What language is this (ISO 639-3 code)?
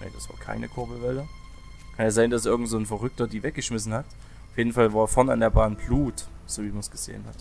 deu